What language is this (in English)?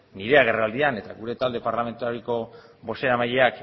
Basque